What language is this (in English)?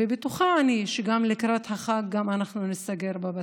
Hebrew